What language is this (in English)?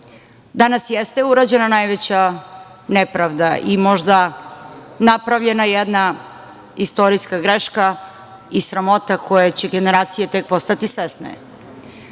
Serbian